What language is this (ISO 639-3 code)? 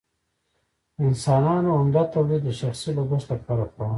pus